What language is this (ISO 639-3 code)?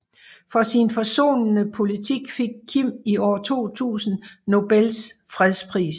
dan